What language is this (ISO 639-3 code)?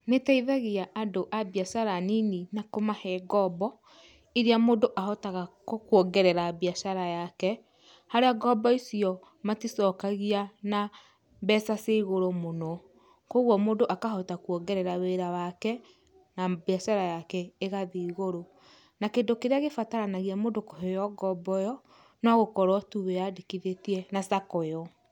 kik